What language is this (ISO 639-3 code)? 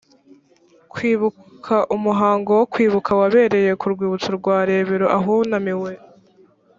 kin